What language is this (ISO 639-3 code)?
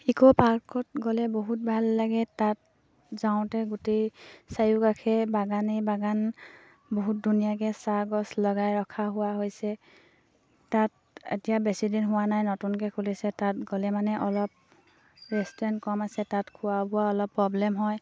asm